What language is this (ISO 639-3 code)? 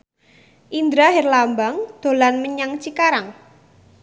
jav